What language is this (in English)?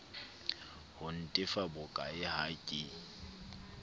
Southern Sotho